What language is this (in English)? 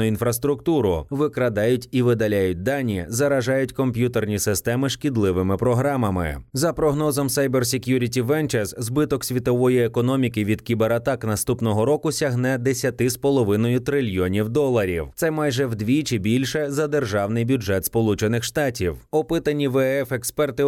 Ukrainian